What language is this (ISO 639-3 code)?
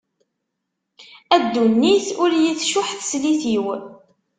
kab